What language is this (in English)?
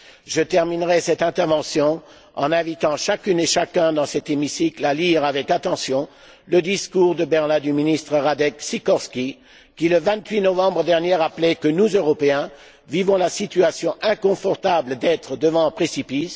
French